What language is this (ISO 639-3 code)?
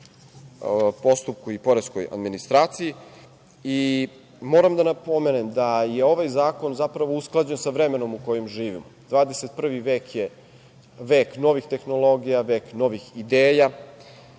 srp